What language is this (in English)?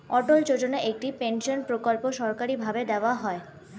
Bangla